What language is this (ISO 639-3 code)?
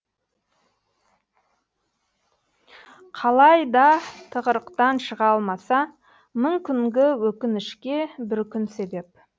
kaz